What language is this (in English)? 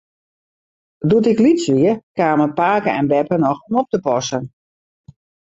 Western Frisian